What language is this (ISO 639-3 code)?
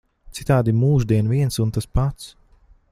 lav